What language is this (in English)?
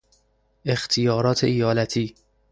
Persian